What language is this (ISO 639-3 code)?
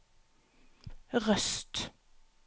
nor